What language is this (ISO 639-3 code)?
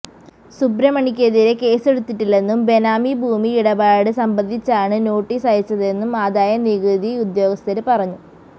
mal